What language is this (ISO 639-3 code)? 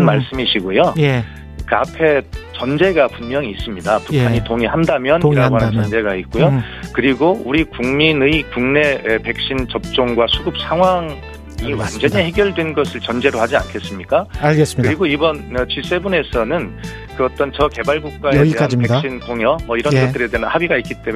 kor